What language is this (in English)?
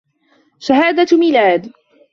Arabic